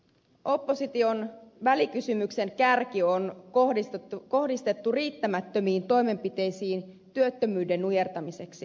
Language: Finnish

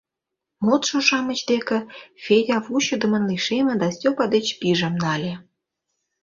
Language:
Mari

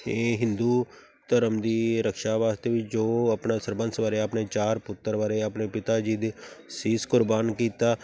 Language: Punjabi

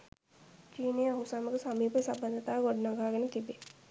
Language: Sinhala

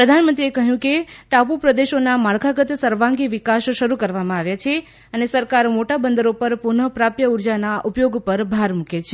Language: Gujarati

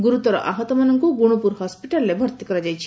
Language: Odia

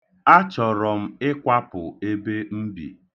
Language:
Igbo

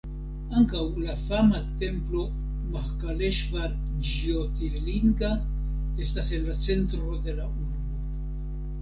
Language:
Esperanto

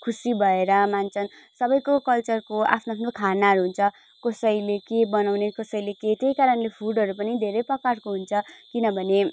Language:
Nepali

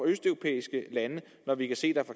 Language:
Danish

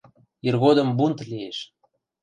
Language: Western Mari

